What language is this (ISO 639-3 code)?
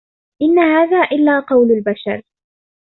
ara